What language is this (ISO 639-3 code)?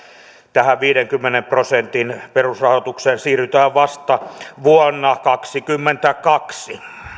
fin